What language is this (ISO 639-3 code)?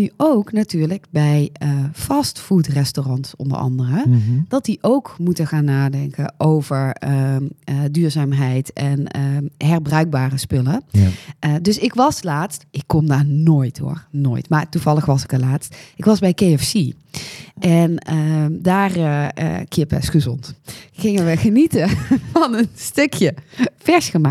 nld